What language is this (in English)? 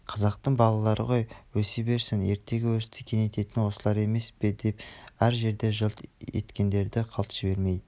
Kazakh